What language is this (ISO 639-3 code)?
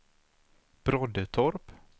swe